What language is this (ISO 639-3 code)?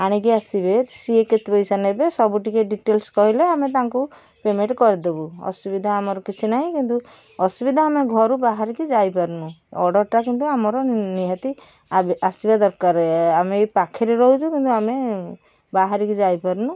ori